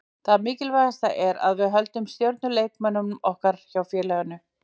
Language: Icelandic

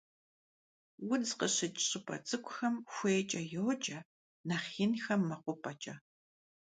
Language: Kabardian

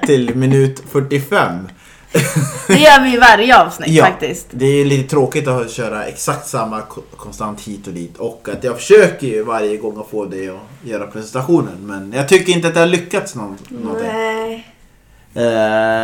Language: Swedish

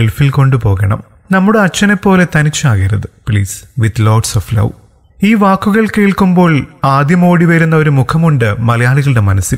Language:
Romanian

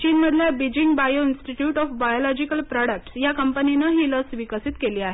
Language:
Marathi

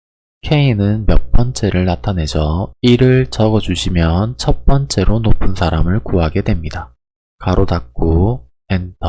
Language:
Korean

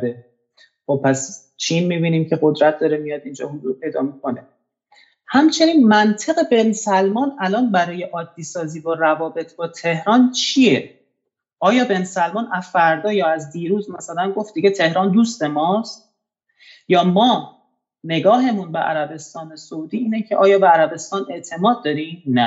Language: Persian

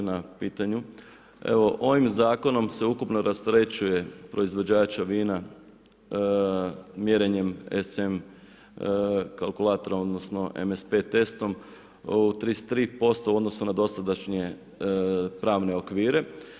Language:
Croatian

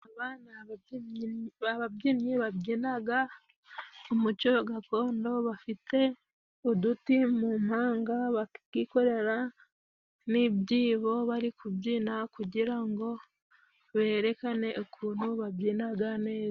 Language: Kinyarwanda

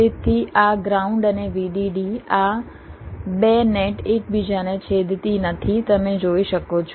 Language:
Gujarati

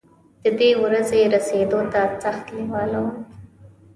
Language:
Pashto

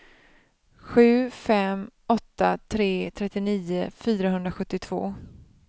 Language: Swedish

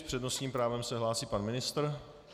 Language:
Czech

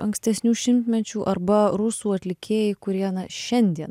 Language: Lithuanian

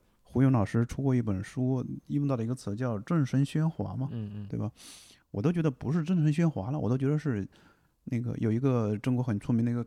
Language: Chinese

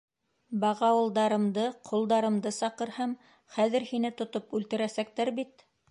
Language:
Bashkir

